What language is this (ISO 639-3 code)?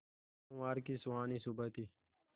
hin